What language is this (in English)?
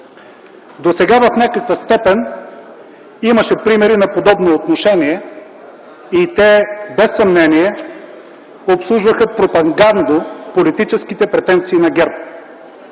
Bulgarian